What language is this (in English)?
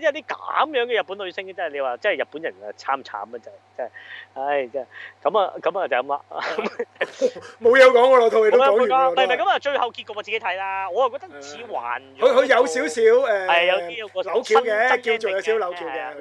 Chinese